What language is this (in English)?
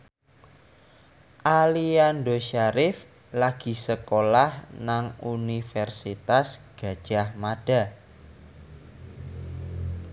Javanese